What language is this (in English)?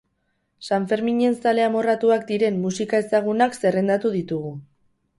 Basque